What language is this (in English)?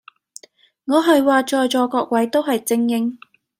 Cantonese